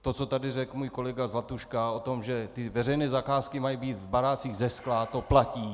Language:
Czech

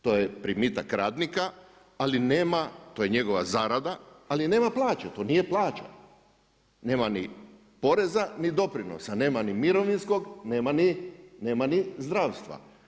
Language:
Croatian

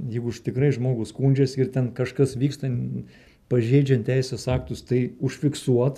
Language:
Lithuanian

